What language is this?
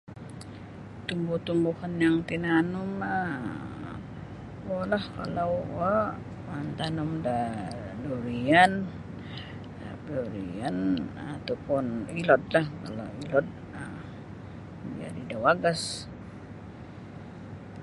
Sabah Bisaya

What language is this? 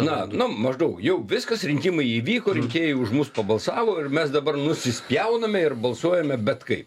Lithuanian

